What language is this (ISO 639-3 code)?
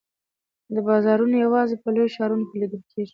pus